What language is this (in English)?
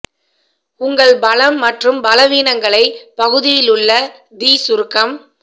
Tamil